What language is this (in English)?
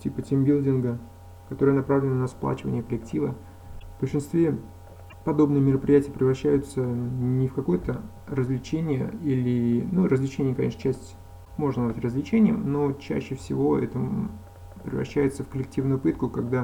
Russian